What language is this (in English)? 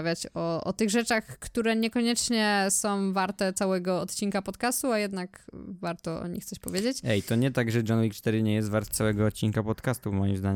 Polish